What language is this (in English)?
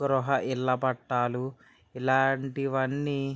Telugu